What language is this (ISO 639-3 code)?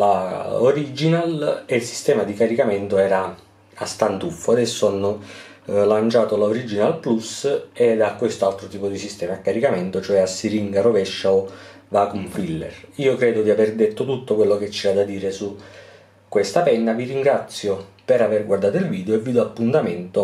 ita